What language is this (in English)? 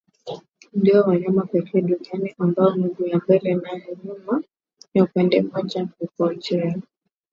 Swahili